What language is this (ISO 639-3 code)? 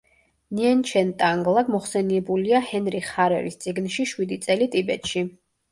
kat